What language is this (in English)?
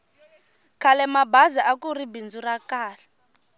Tsonga